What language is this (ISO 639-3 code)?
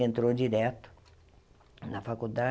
por